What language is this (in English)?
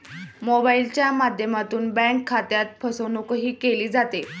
Marathi